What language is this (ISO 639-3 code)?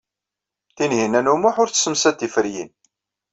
kab